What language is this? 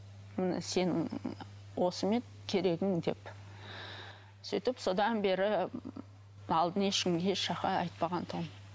Kazakh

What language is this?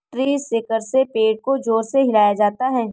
Hindi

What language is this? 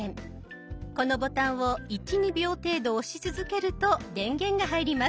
Japanese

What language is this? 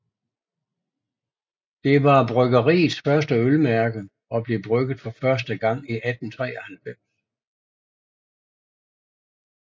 Danish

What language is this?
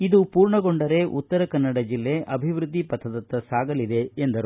Kannada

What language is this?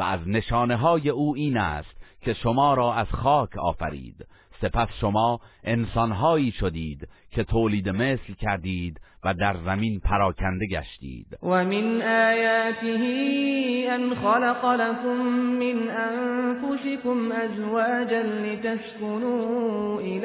Persian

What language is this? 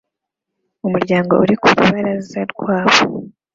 Kinyarwanda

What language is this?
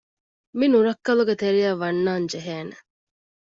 Divehi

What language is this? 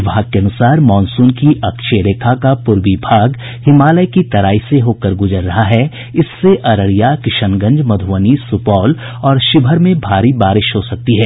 Hindi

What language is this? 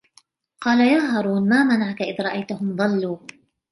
Arabic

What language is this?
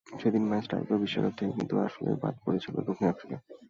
Bangla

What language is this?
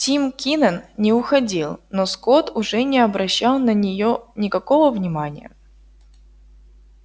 Russian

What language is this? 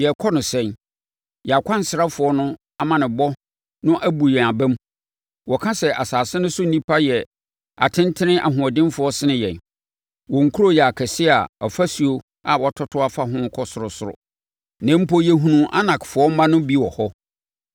Akan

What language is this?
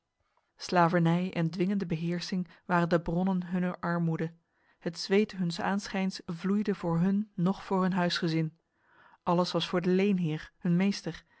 Dutch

